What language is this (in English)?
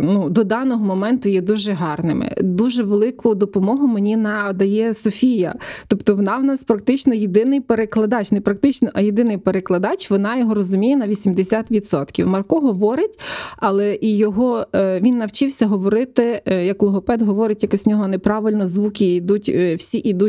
Ukrainian